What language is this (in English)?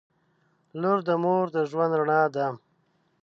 Pashto